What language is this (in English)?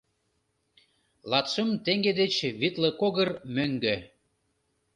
Mari